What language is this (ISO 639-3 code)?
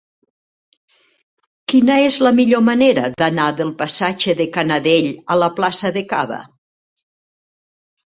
cat